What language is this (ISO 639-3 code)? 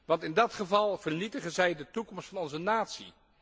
nld